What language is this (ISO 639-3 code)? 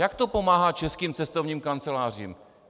ces